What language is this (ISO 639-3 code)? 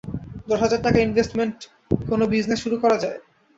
ben